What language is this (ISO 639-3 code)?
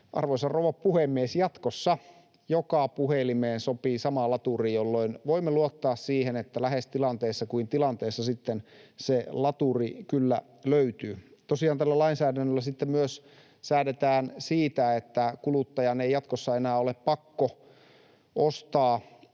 fin